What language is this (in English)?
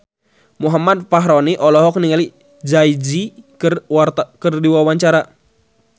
Sundanese